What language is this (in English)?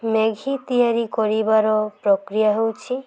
Odia